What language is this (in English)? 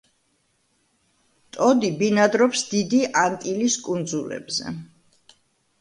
Georgian